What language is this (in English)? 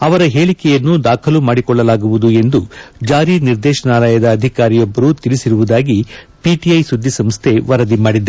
Kannada